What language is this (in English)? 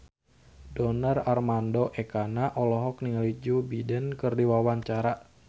Sundanese